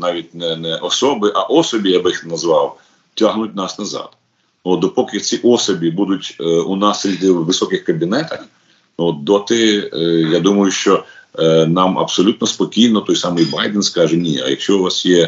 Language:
Ukrainian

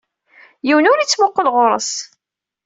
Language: Kabyle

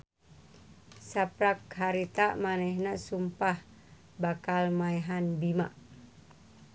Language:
Sundanese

